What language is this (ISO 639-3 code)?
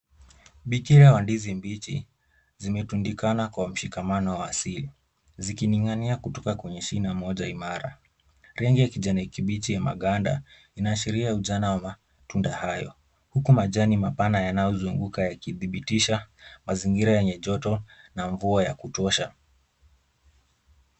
swa